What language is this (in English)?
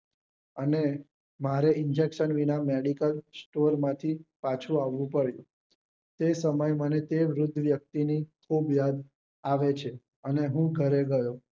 Gujarati